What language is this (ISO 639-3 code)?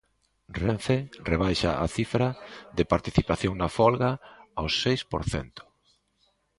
glg